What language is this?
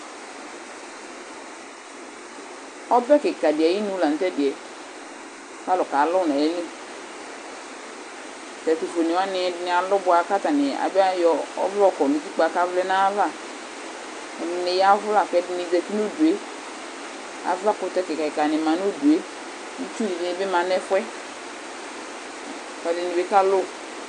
Ikposo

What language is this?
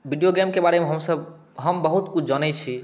Maithili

